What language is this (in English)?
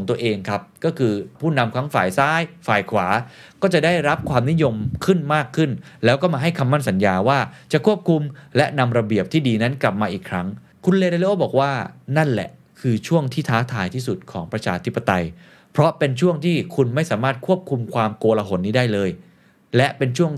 Thai